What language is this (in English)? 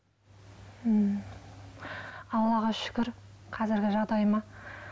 Kazakh